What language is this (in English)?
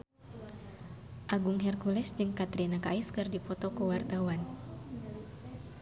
Sundanese